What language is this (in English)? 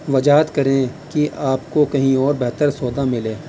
Urdu